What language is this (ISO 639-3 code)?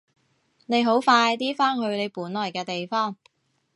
yue